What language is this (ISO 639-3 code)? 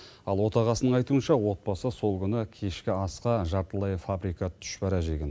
kaz